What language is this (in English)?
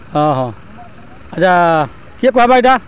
Odia